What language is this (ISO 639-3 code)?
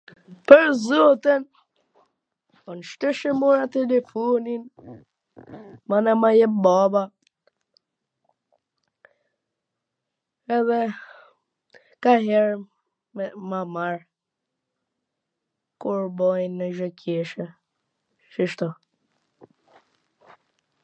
aln